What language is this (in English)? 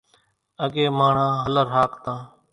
Kachi Koli